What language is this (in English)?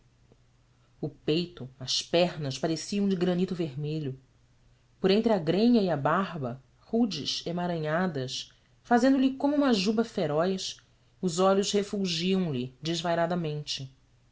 Portuguese